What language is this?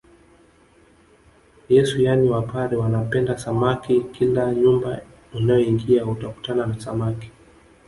Swahili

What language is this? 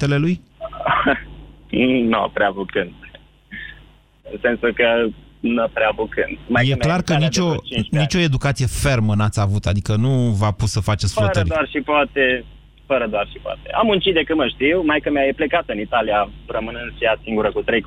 Romanian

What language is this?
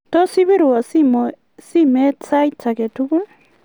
Kalenjin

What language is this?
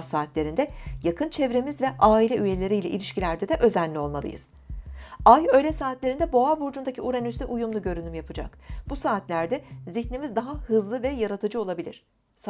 Turkish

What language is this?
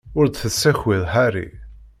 Kabyle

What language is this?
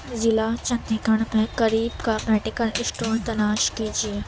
Urdu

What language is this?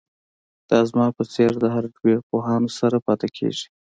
Pashto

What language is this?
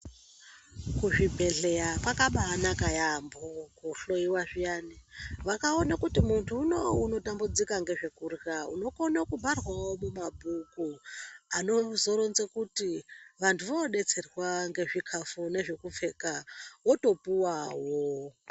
Ndau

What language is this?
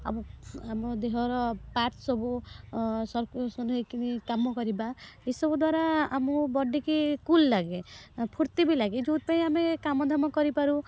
Odia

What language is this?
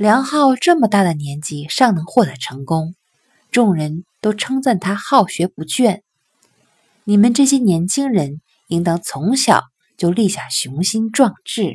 Chinese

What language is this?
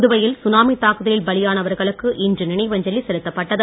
Tamil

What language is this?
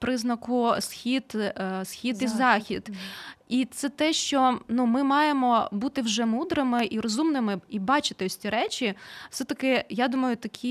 Ukrainian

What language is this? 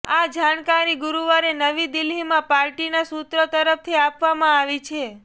Gujarati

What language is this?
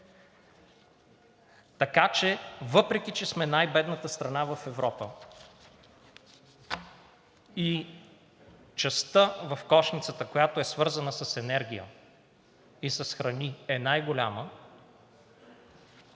Bulgarian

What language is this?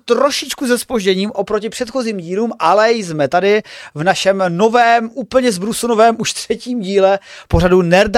Czech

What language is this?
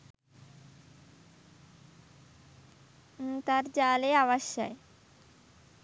Sinhala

